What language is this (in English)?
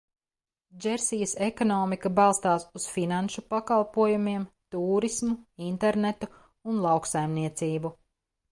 Latvian